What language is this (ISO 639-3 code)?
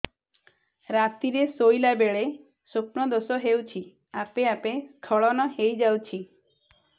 ori